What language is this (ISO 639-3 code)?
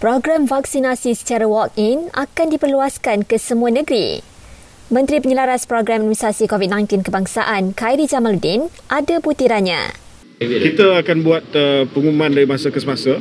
msa